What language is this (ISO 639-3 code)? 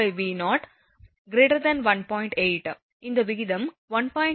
tam